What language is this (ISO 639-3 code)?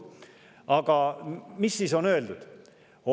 est